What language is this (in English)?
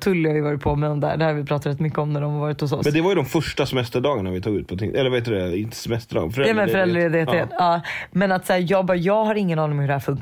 Swedish